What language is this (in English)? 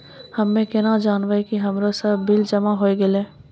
Maithili